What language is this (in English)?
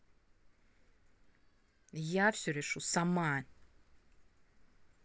Russian